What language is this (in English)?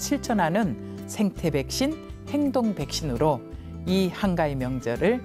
Korean